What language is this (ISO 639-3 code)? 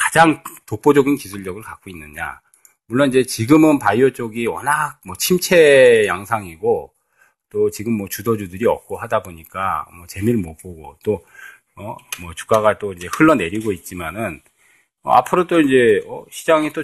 kor